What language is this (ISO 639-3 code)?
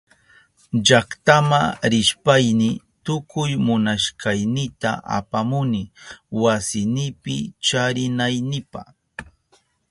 qup